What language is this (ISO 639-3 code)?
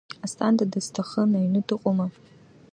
abk